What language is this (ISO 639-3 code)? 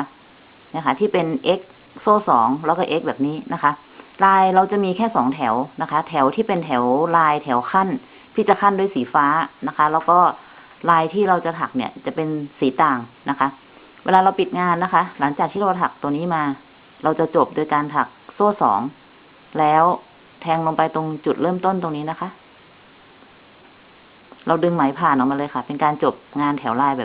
tha